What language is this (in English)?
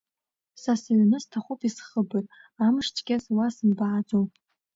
Abkhazian